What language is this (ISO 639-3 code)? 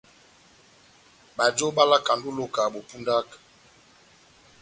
bnm